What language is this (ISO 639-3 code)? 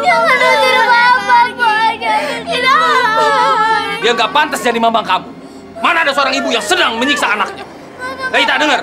ind